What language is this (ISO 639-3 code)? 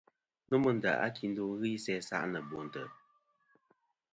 bkm